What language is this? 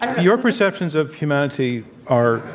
English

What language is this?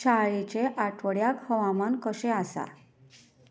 Konkani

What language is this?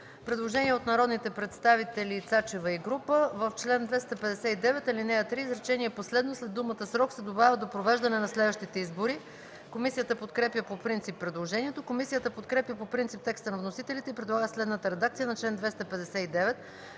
Bulgarian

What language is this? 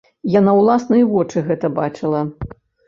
Belarusian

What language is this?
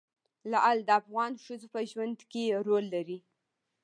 Pashto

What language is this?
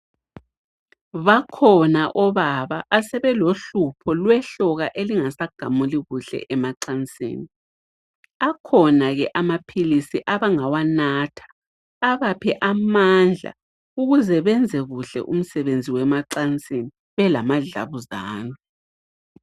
North Ndebele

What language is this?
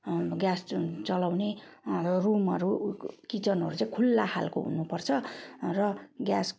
Nepali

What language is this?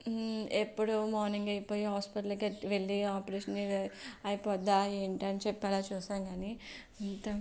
Telugu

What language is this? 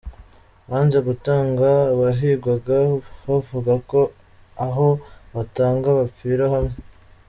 Kinyarwanda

